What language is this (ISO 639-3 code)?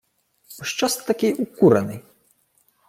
ukr